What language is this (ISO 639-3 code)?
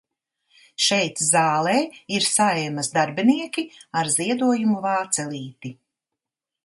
lav